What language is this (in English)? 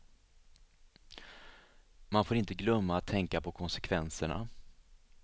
Swedish